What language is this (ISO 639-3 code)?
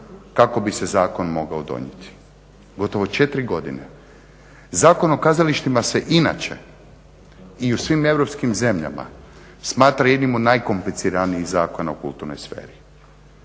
hrv